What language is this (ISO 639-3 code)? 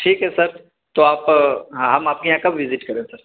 urd